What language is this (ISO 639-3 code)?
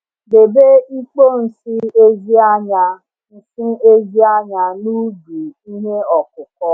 ibo